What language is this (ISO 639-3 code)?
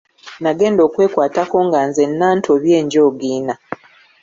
lug